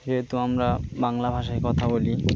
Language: Bangla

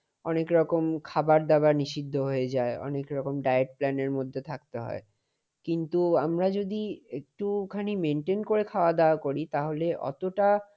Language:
Bangla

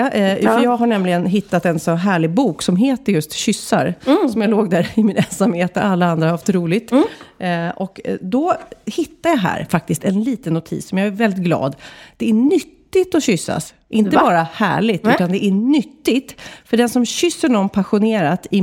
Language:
Swedish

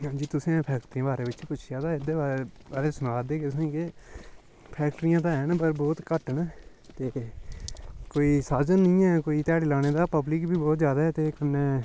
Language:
Dogri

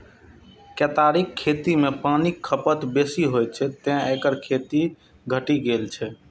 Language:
Maithili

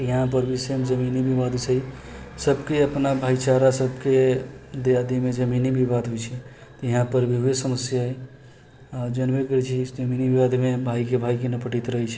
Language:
Maithili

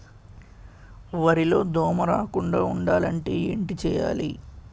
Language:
Telugu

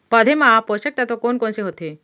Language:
Chhattisgarhi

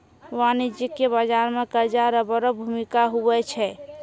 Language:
Maithili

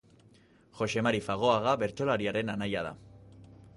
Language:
Basque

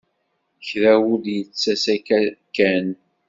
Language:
Kabyle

